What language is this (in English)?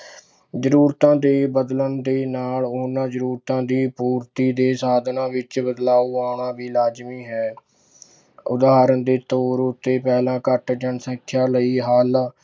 Punjabi